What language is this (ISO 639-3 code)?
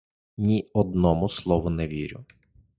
ukr